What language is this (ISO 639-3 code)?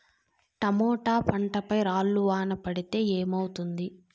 tel